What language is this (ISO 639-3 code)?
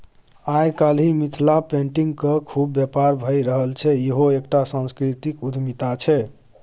mai